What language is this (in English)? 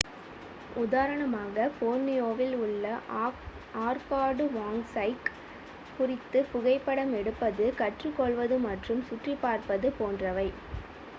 Tamil